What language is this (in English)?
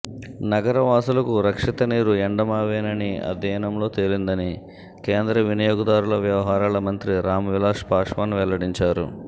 Telugu